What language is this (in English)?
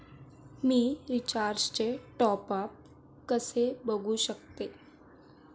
Marathi